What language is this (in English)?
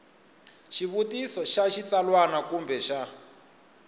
Tsonga